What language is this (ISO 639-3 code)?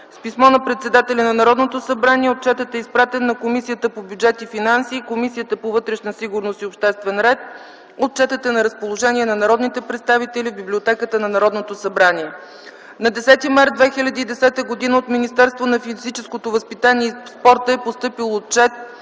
bul